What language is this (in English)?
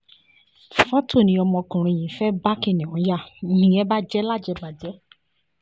Yoruba